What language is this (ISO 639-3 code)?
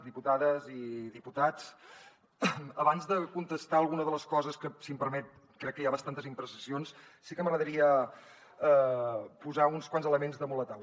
cat